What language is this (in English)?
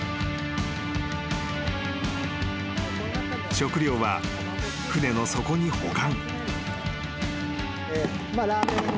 Japanese